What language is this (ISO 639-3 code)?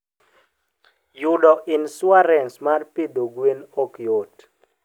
luo